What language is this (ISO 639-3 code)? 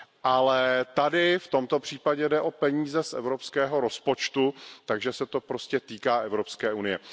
ces